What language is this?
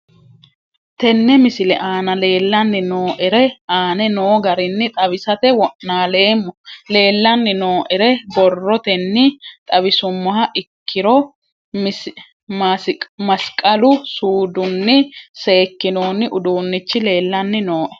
Sidamo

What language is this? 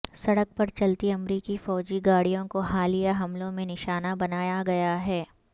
Urdu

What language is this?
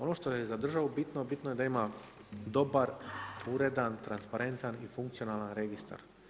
Croatian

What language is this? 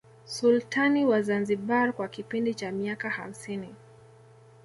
Swahili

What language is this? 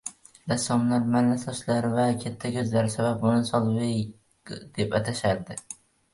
Uzbek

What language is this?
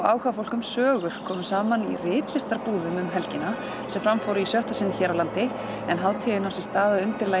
Icelandic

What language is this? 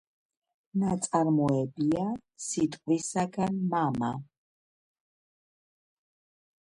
Georgian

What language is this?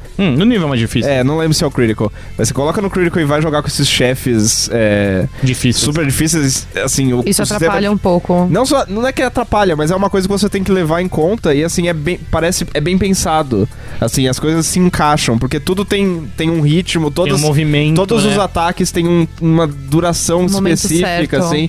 Portuguese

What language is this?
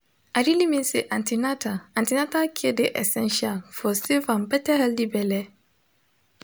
Nigerian Pidgin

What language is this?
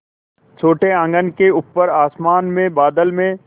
Hindi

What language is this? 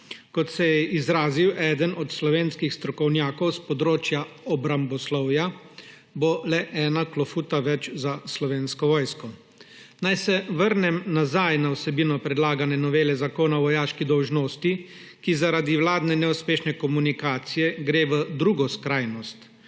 Slovenian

